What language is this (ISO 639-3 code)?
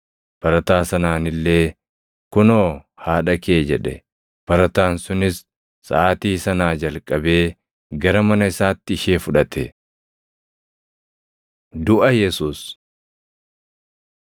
orm